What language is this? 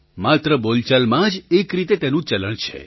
Gujarati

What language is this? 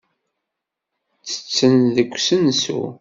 Kabyle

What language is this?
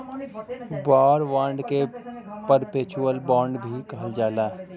Bhojpuri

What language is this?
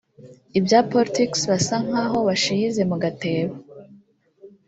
Kinyarwanda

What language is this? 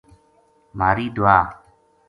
Gujari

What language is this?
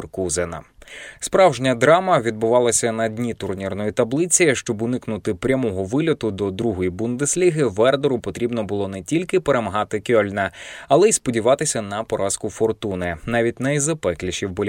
Ukrainian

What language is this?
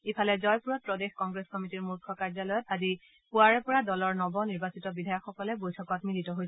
Assamese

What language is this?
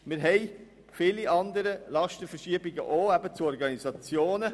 Swiss German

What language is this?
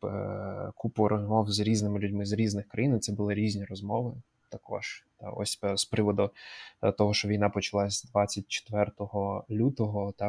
Ukrainian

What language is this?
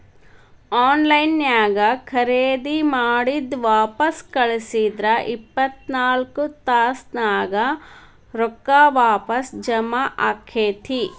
Kannada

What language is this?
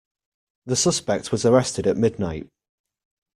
English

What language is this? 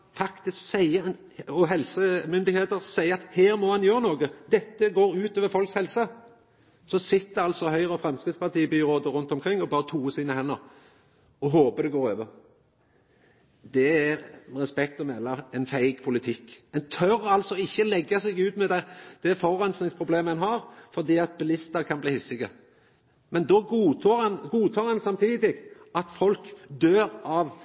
Norwegian Nynorsk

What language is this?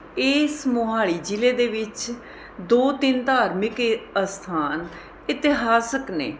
Punjabi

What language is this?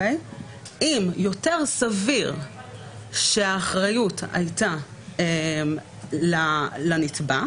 Hebrew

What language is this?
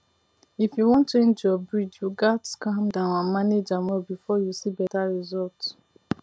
Nigerian Pidgin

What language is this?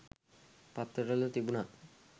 Sinhala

